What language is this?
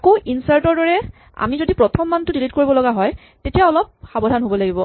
Assamese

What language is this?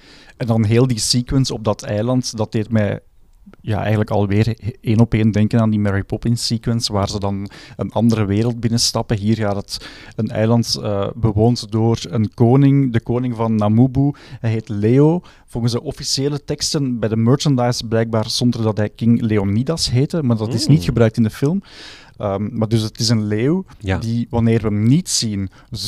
Dutch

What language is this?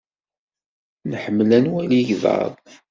Kabyle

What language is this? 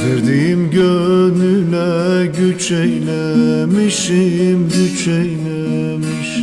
Turkish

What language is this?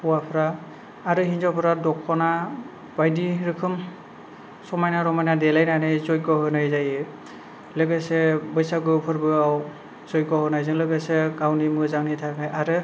Bodo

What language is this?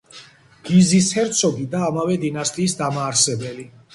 Georgian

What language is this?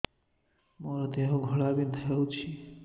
Odia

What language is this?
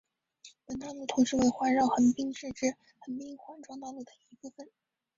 Chinese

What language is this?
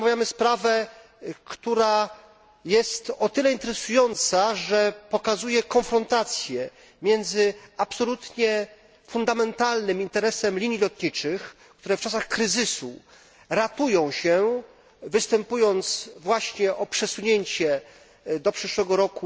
Polish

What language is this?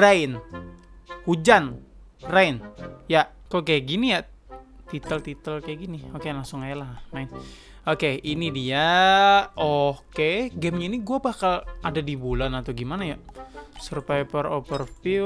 Indonesian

